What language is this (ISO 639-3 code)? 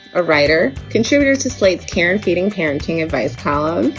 eng